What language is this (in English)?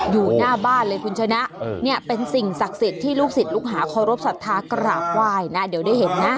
Thai